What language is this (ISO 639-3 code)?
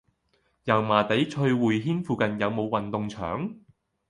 yue